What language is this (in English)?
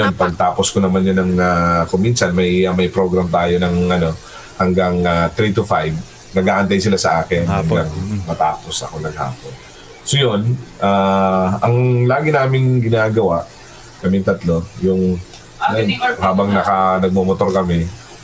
Filipino